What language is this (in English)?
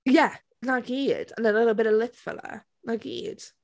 Welsh